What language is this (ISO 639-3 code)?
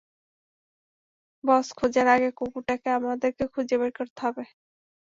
ben